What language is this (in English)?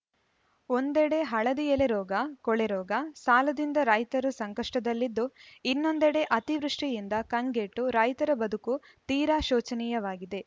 Kannada